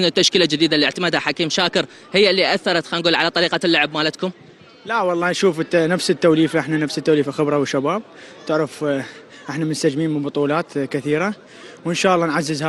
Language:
Arabic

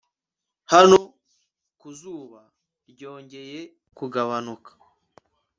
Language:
Kinyarwanda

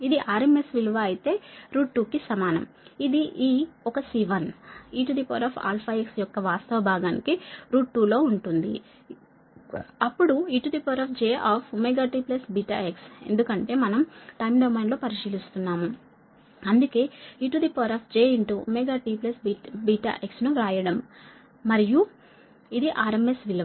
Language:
Telugu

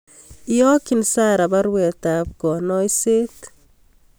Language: Kalenjin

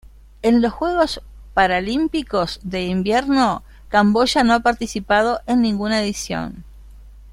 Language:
Spanish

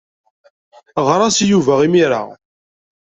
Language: Kabyle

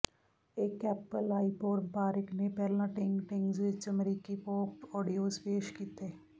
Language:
Punjabi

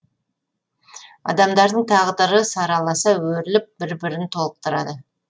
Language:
Kazakh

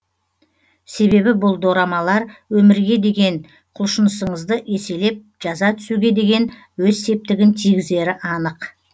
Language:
Kazakh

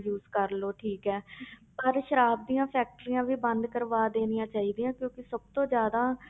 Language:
Punjabi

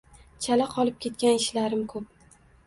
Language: Uzbek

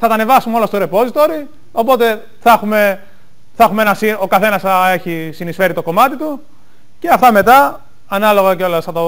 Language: Greek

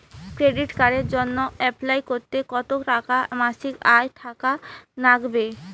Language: Bangla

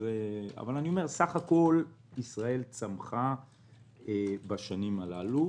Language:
Hebrew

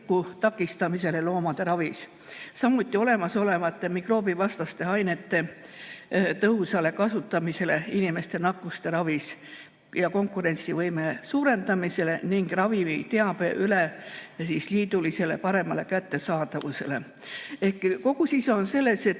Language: Estonian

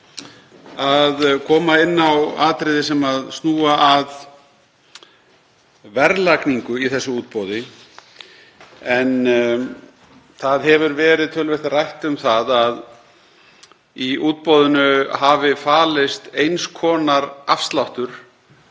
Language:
Icelandic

